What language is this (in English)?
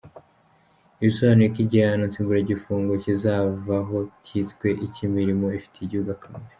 Kinyarwanda